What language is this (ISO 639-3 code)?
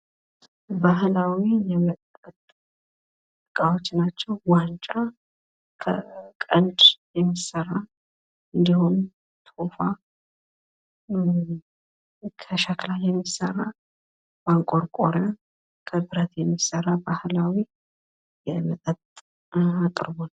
amh